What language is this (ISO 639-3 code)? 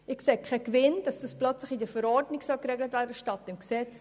gsw